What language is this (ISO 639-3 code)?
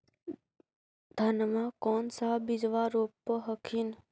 mag